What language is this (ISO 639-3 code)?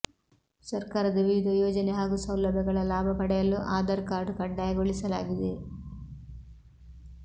kan